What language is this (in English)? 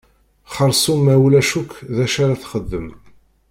Kabyle